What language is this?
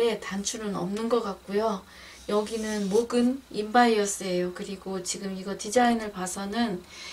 Korean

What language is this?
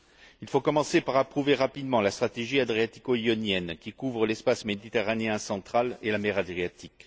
French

